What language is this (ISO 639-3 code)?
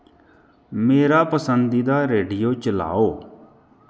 doi